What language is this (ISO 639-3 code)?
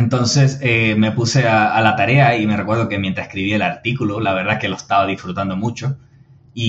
spa